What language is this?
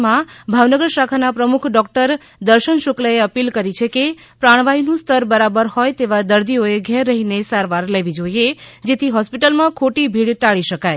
Gujarati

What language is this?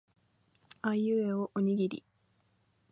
Japanese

